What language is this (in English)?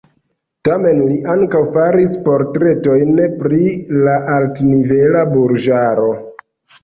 Esperanto